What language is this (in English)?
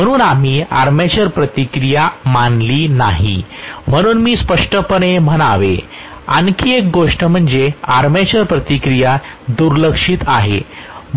Marathi